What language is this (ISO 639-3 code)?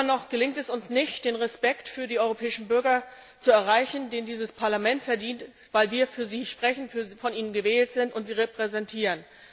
deu